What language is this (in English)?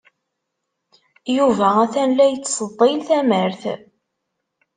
Kabyle